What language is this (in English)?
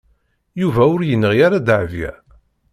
Kabyle